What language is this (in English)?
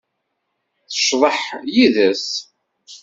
Kabyle